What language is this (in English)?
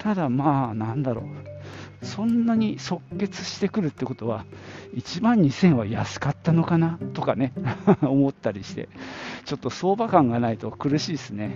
Japanese